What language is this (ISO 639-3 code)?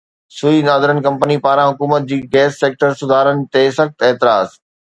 snd